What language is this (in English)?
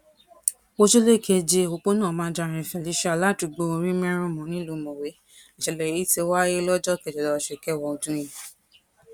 Yoruba